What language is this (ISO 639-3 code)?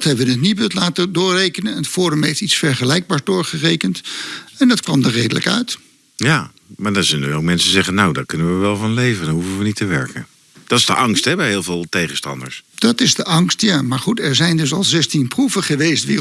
nld